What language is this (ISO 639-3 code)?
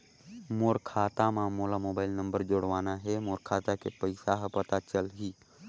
hne